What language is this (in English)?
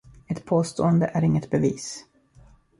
Swedish